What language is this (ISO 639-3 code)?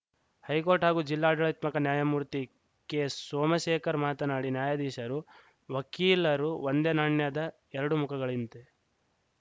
kan